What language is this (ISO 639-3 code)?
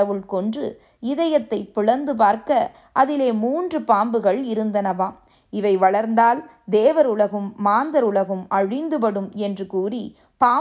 tam